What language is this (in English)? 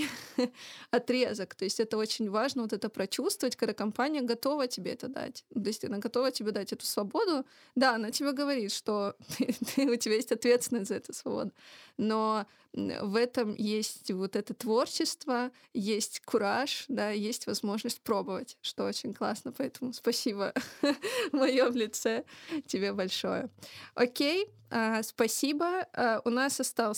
Russian